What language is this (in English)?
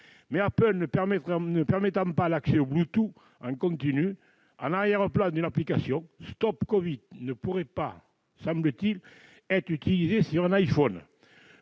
French